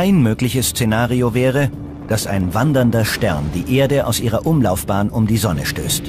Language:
German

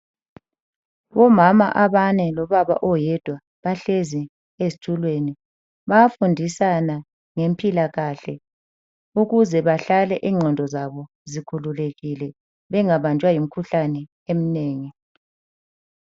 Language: North Ndebele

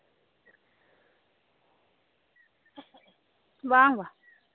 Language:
Santali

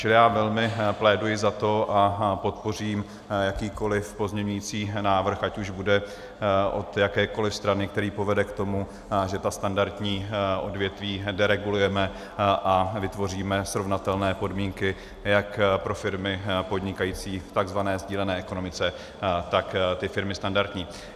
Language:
Czech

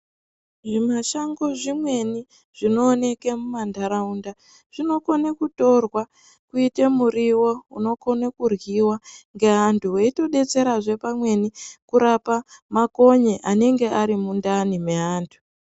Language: Ndau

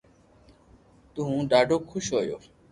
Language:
Loarki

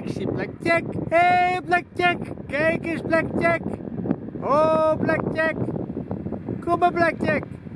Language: Dutch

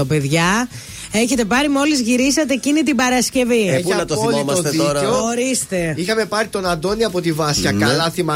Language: Greek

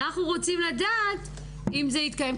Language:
Hebrew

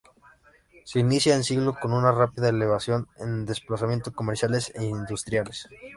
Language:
Spanish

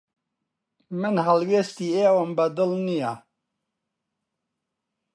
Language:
Central Kurdish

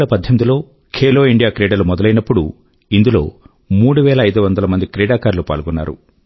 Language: Telugu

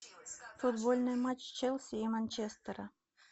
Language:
Russian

